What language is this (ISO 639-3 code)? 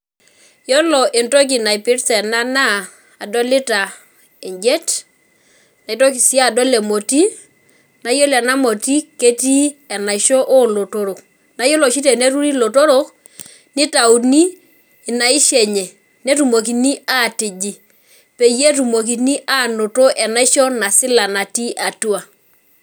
mas